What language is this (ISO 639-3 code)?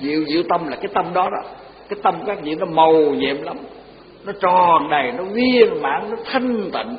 vie